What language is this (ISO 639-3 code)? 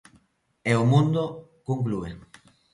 glg